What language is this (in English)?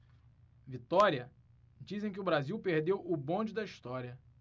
Portuguese